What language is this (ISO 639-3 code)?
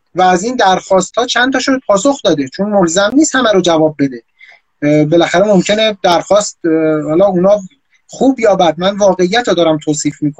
fas